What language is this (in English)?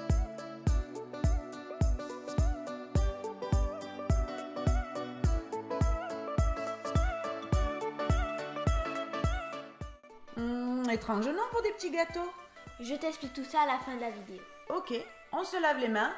French